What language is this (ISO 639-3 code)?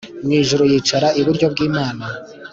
kin